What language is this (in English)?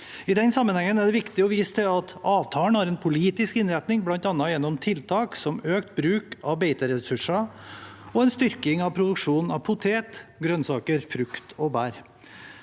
Norwegian